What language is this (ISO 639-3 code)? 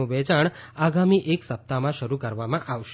guj